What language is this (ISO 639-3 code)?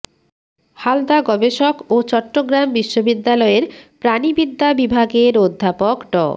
ben